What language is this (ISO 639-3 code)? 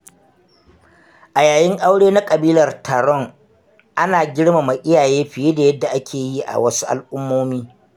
hau